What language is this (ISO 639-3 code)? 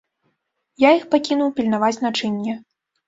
bel